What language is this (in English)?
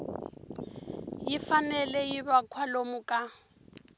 Tsonga